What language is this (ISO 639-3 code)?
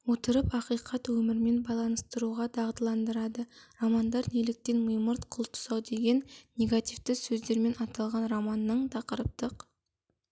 kaz